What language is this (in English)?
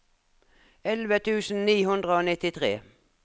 Norwegian